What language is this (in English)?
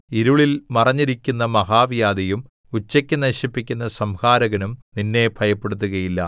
Malayalam